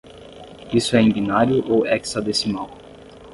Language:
Portuguese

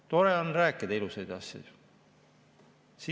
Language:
Estonian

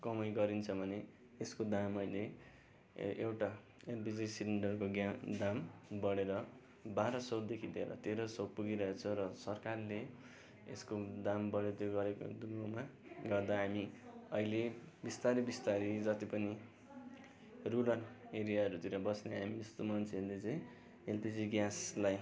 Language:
Nepali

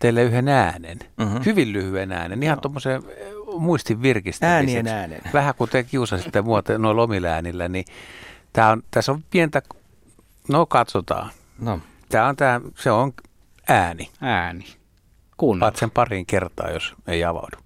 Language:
Finnish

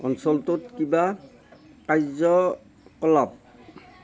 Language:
Assamese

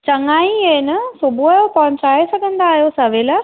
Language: Sindhi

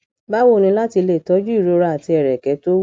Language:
Yoruba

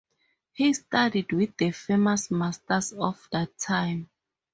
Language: English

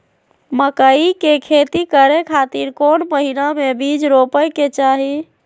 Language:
Magahi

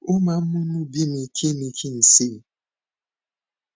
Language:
Yoruba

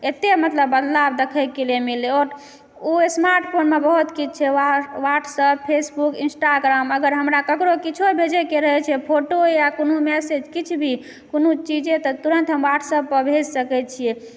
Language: Maithili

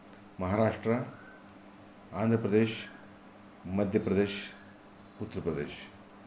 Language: Sanskrit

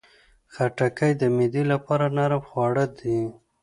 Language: Pashto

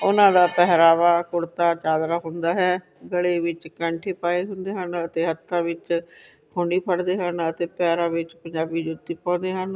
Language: Punjabi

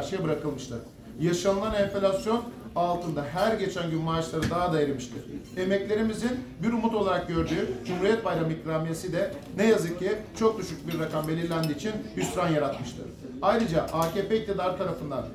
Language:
Turkish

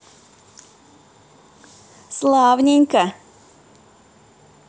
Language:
Russian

